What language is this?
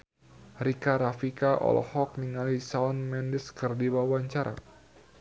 Sundanese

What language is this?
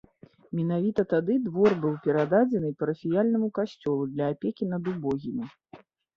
Belarusian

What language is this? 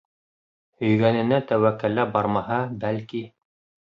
Bashkir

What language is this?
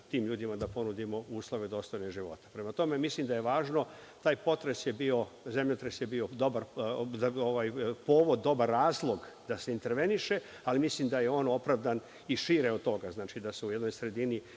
Serbian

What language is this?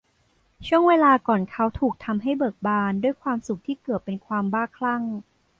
Thai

